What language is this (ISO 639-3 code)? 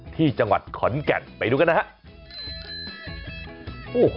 tha